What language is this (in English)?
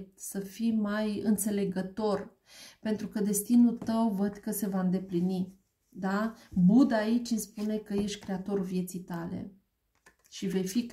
Romanian